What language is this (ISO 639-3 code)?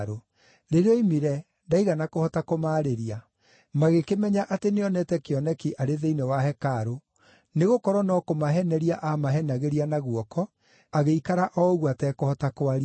kik